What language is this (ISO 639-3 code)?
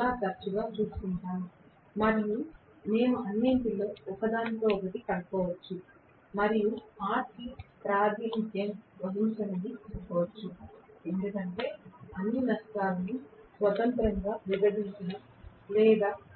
tel